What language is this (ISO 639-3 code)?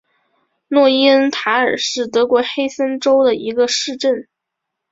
zho